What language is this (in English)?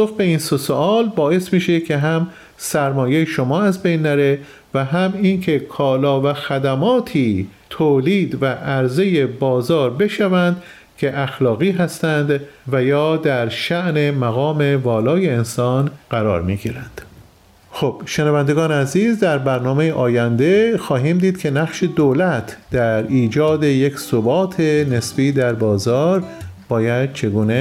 Persian